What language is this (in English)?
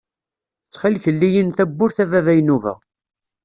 Kabyle